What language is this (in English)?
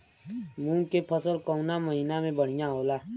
Bhojpuri